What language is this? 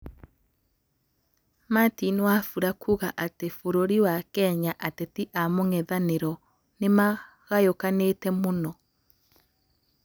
Kikuyu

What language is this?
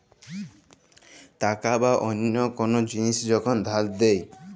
Bangla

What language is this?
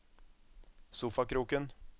Norwegian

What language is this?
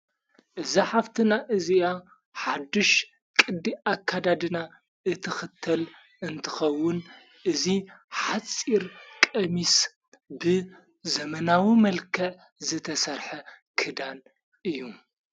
Tigrinya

